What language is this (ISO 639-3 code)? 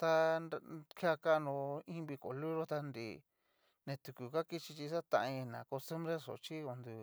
miu